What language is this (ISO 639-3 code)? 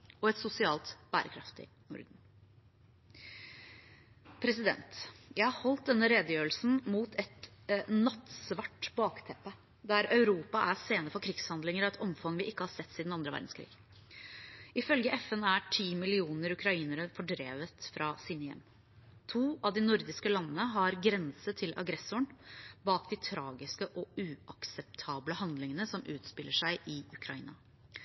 nob